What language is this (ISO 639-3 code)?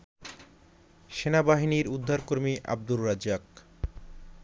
ben